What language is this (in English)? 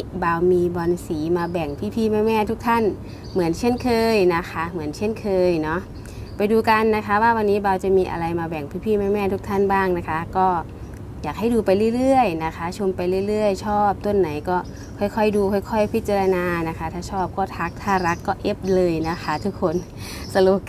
Thai